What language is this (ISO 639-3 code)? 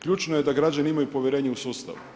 hrv